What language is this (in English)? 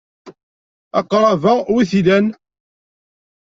Kabyle